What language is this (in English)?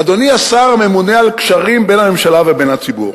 Hebrew